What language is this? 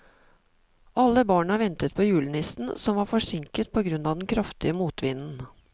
Norwegian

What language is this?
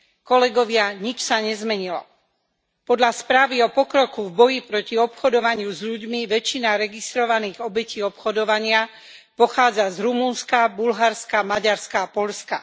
Slovak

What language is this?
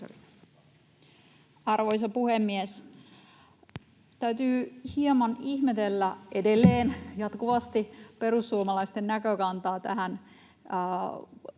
Finnish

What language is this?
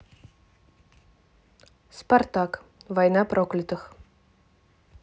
Russian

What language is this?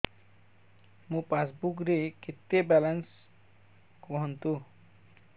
Odia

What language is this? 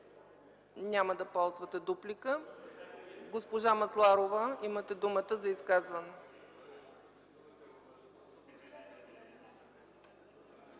Bulgarian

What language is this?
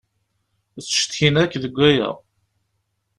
Kabyle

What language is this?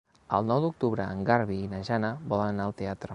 Catalan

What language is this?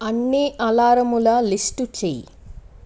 Telugu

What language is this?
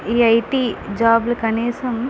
Telugu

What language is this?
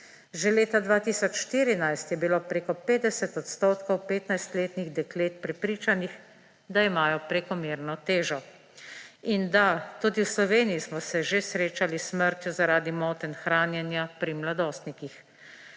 Slovenian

